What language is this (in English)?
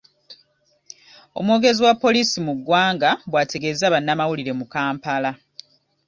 Ganda